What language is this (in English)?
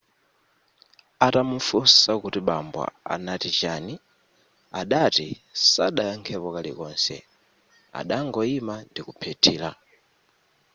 Nyanja